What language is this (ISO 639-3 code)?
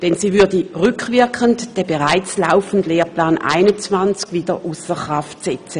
gsw